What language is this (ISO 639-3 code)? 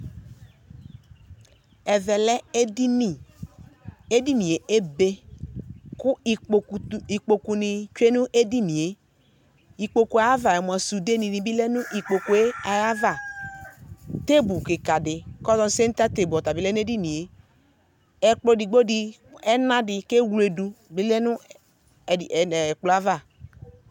kpo